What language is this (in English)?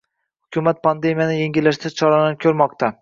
Uzbek